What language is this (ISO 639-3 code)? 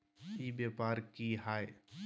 mag